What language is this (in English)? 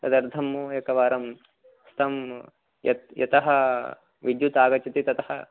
Sanskrit